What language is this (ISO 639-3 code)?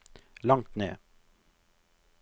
nor